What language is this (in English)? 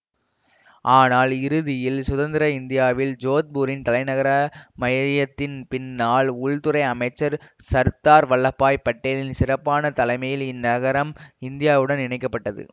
Tamil